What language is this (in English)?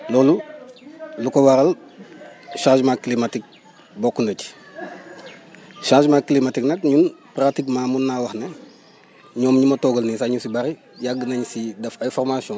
Wolof